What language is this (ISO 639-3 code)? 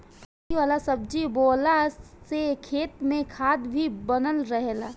bho